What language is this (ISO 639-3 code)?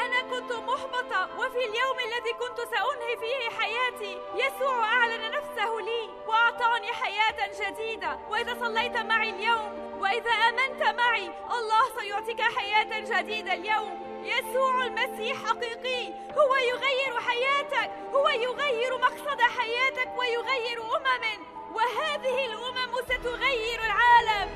ara